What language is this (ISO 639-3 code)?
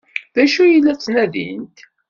kab